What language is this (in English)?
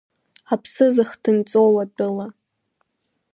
Abkhazian